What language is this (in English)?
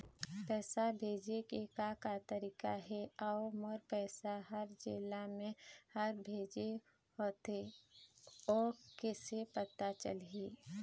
Chhattisgarhi